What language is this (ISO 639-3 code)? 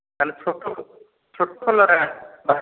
ori